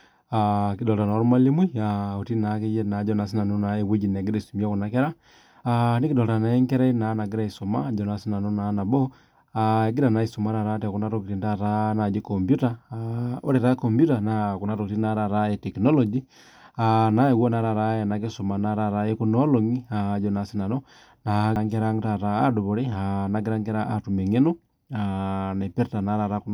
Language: Masai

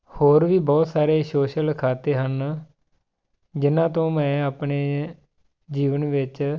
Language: Punjabi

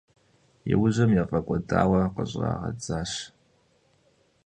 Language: Kabardian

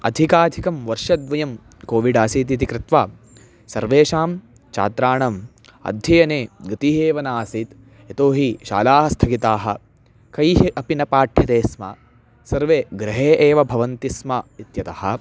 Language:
Sanskrit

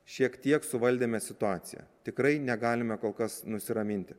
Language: Lithuanian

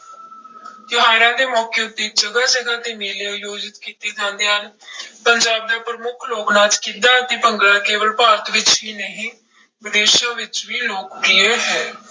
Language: Punjabi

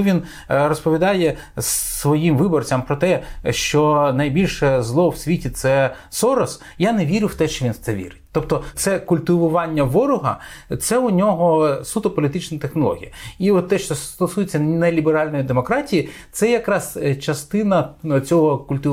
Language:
Ukrainian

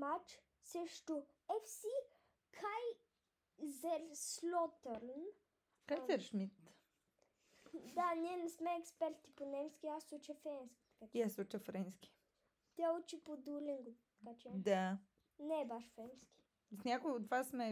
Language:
Bulgarian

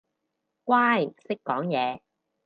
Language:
Cantonese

